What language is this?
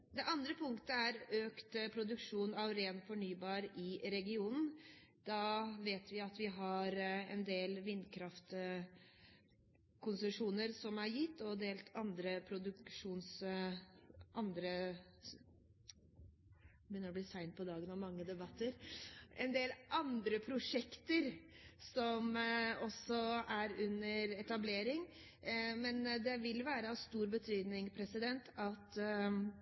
Norwegian Bokmål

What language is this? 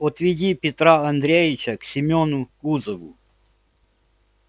Russian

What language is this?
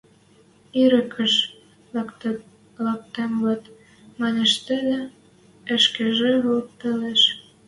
Western Mari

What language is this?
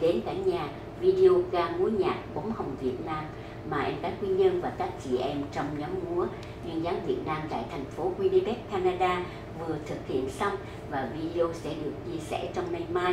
Vietnamese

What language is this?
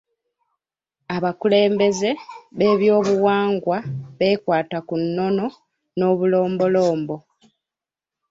Ganda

